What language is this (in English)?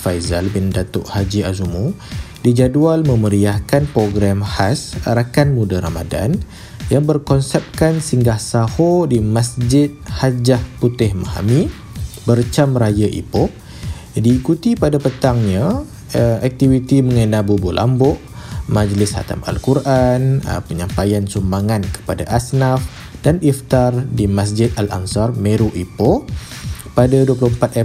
Malay